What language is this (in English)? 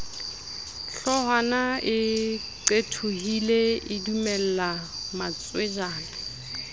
Southern Sotho